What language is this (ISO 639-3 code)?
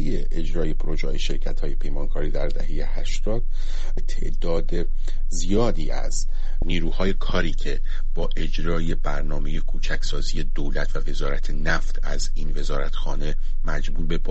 fas